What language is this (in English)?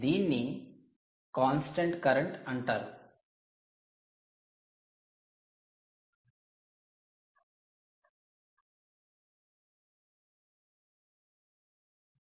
Telugu